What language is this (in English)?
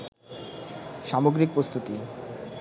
Bangla